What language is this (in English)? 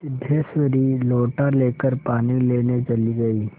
Hindi